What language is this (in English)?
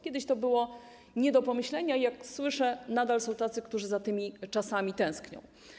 Polish